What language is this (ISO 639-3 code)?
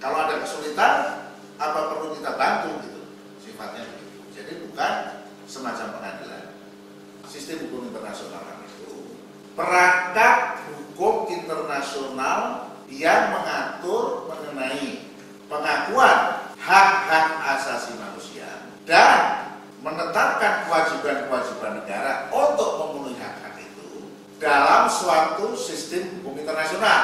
ind